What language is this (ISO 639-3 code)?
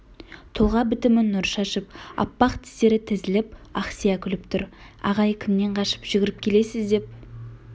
kaz